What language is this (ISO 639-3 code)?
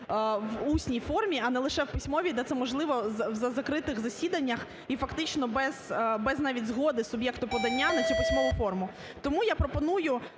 ukr